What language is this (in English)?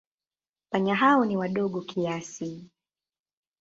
Swahili